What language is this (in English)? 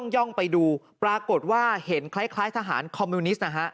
Thai